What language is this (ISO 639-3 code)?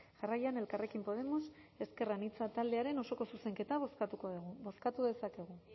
eus